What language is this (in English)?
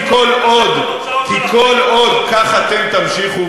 Hebrew